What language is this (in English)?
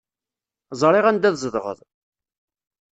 Kabyle